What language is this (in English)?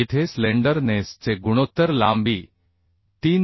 Marathi